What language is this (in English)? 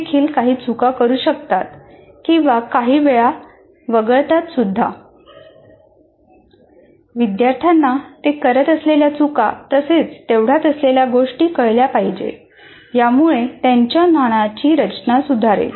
Marathi